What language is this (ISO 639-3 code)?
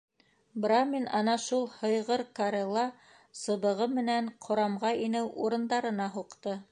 bak